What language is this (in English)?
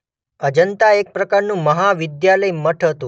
Gujarati